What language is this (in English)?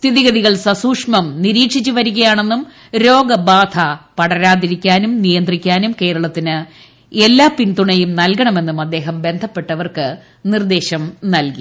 Malayalam